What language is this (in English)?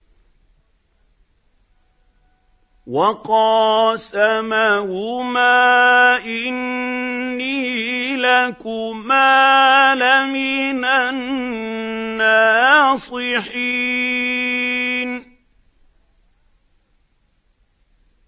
Arabic